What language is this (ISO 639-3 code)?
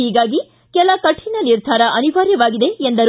kan